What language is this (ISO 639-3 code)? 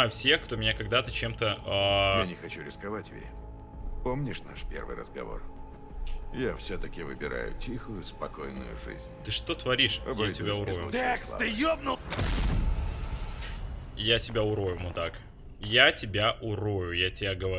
rus